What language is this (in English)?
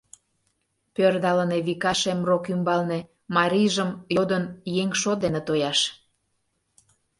Mari